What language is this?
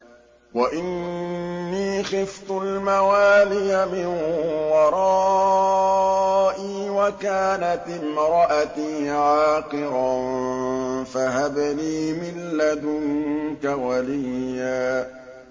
Arabic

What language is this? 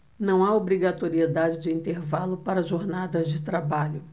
Portuguese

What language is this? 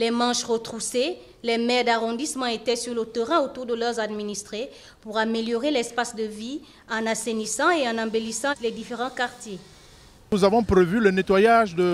French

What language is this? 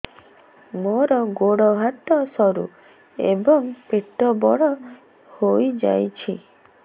Odia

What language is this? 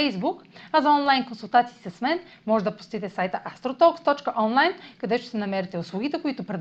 Bulgarian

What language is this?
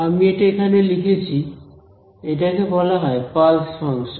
Bangla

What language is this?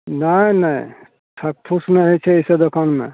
Maithili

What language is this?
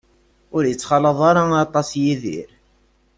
Kabyle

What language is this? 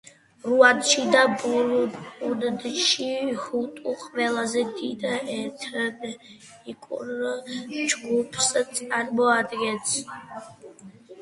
Georgian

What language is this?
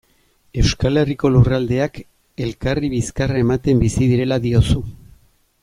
Basque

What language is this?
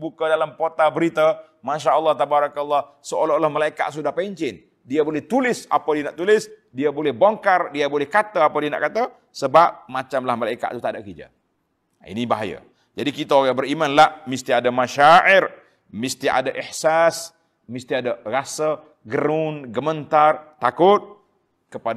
Malay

